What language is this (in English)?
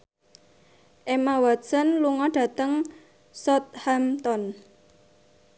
Javanese